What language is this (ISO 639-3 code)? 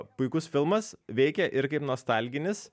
lit